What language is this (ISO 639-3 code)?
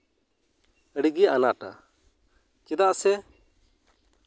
sat